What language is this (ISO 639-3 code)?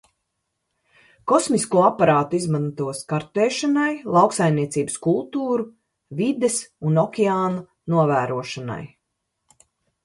lav